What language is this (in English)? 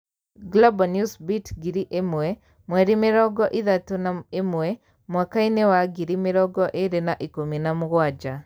Kikuyu